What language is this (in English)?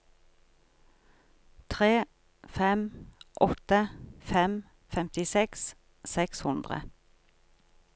Norwegian